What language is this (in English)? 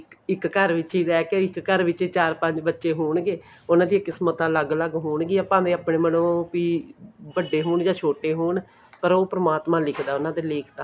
Punjabi